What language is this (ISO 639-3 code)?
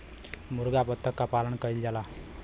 bho